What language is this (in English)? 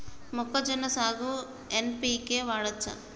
Telugu